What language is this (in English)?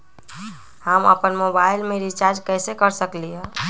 Magahi